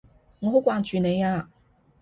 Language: Cantonese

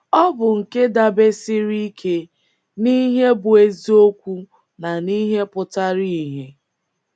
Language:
Igbo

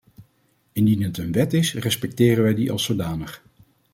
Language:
Dutch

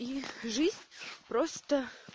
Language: Russian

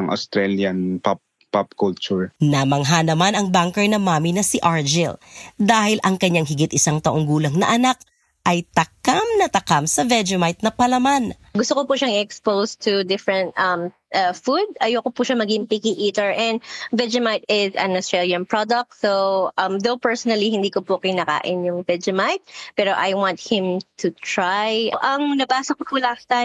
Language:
Filipino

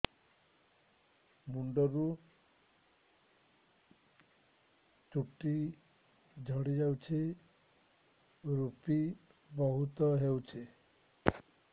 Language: Odia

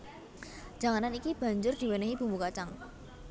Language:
Javanese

